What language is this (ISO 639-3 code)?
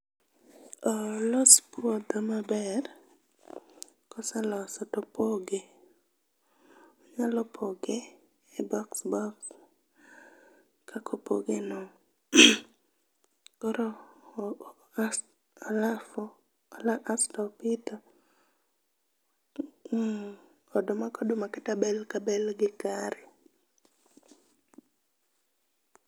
luo